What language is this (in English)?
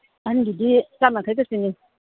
Manipuri